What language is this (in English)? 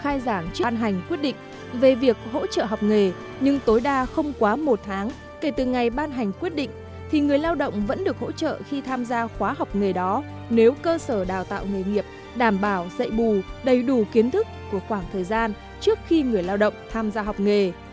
Vietnamese